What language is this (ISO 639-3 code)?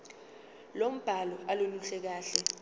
zul